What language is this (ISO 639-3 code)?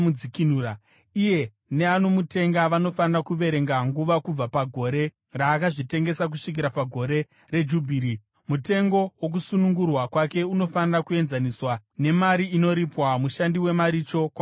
sna